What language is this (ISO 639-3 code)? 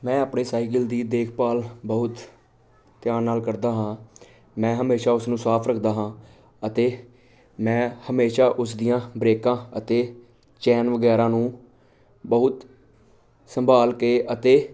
pan